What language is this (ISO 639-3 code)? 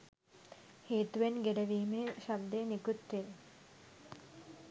sin